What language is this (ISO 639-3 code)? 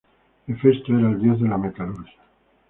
spa